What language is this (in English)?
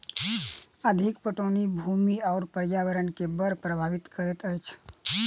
Maithili